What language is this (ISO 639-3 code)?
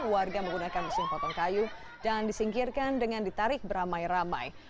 ind